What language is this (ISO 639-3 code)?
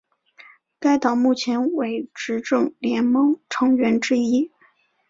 zho